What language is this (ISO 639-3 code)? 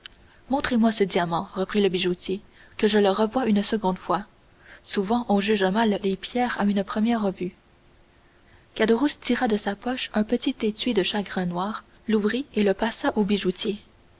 fra